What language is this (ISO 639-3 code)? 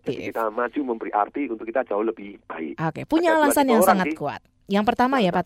ind